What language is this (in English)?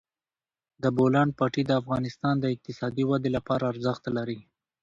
Pashto